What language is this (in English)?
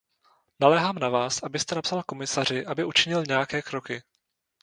Czech